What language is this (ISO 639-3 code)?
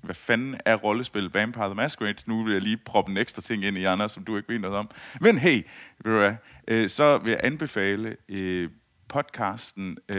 dan